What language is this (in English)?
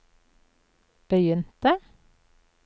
Norwegian